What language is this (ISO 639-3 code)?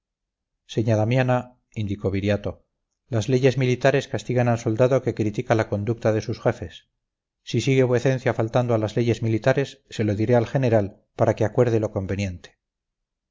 spa